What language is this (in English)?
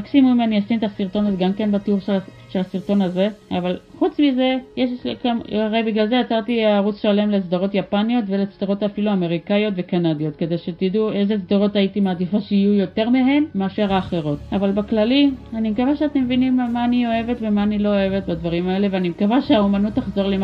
Hebrew